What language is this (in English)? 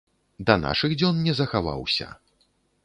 Belarusian